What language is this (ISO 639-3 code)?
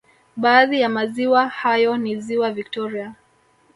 swa